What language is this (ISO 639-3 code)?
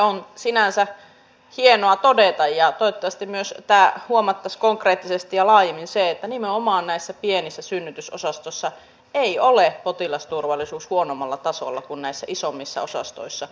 fin